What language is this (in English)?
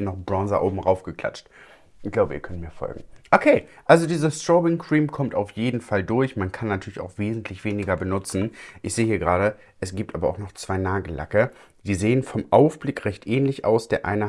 German